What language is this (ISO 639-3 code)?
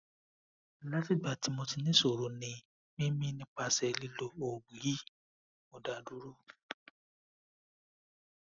yor